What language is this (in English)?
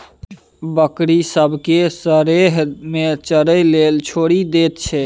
Maithili